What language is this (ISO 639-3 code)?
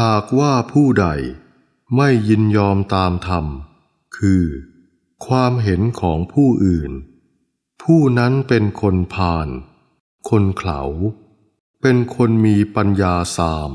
tha